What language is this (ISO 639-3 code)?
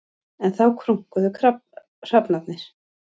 isl